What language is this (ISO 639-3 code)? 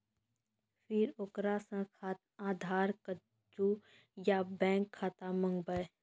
mai